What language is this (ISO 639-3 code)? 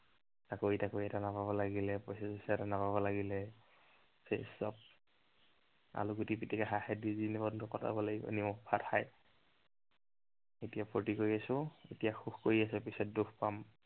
asm